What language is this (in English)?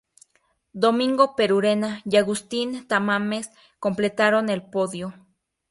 Spanish